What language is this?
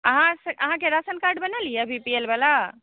Maithili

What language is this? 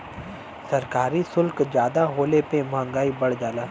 Bhojpuri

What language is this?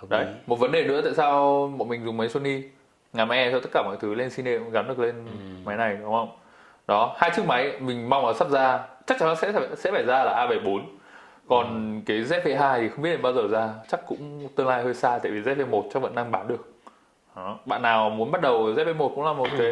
Vietnamese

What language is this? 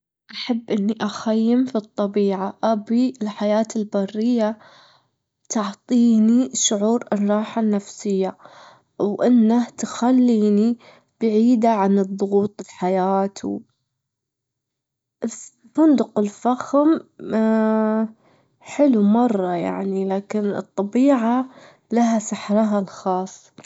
Gulf Arabic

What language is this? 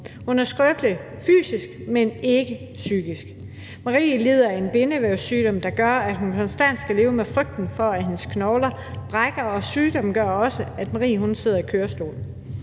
Danish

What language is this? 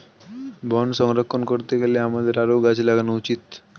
Bangla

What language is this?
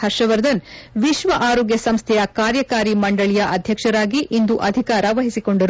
Kannada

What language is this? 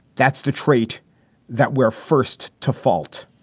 English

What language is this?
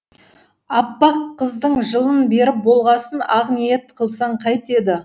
Kazakh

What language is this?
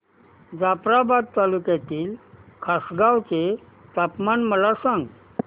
Marathi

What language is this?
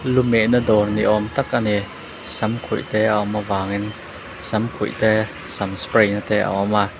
Mizo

